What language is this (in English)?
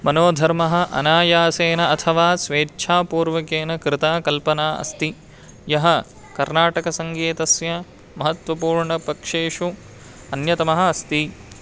Sanskrit